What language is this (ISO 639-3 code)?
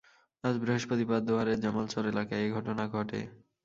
ben